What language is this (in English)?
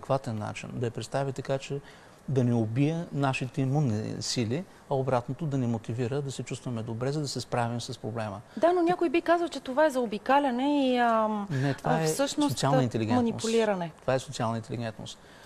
Bulgarian